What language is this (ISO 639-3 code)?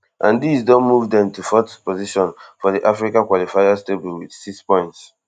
pcm